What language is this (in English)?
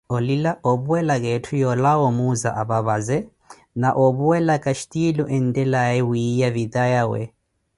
Koti